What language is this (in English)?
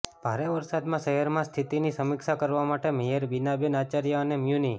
Gujarati